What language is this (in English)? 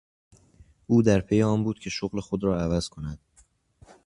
Persian